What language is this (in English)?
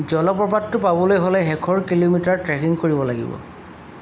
Assamese